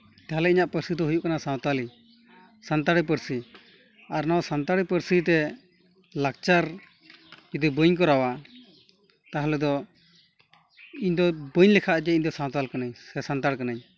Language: Santali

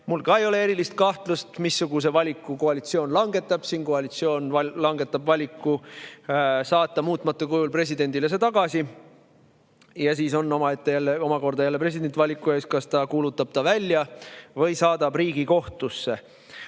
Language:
Estonian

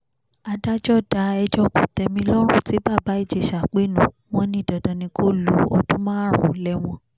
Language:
Yoruba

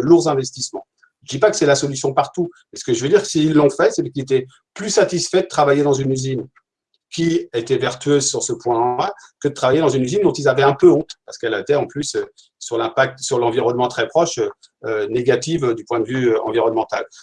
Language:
French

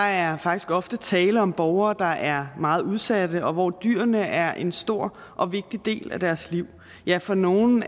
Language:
Danish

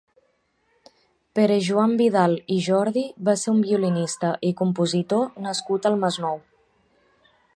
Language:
Catalan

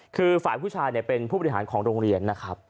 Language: Thai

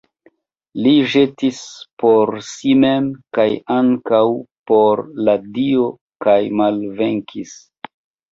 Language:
Esperanto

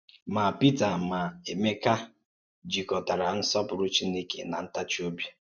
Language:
Igbo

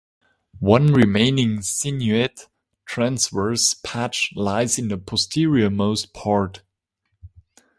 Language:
English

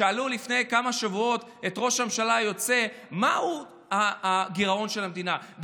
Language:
Hebrew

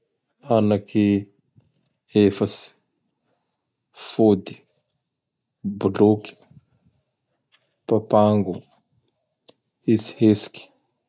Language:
Bara Malagasy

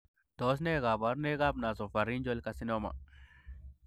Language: Kalenjin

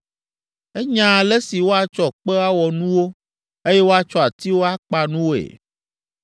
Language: Ewe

